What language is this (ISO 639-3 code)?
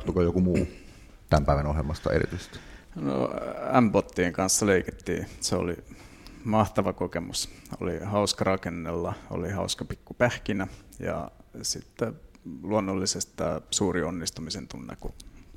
fin